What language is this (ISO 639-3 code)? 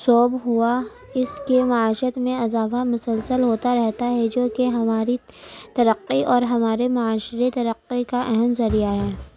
urd